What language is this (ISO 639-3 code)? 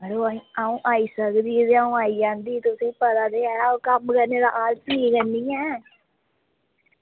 doi